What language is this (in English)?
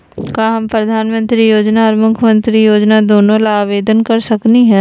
Magahi